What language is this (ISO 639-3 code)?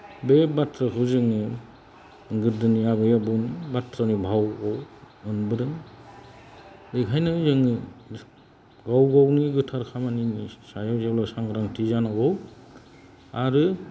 brx